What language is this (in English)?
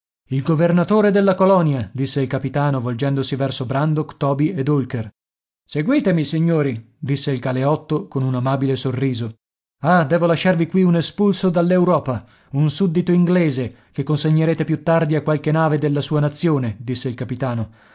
Italian